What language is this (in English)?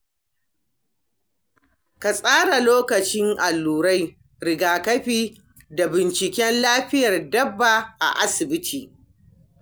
Hausa